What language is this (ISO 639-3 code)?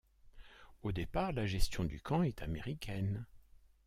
fra